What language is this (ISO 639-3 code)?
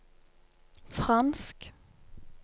nor